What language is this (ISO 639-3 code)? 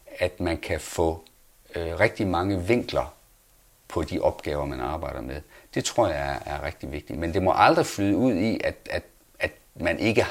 dan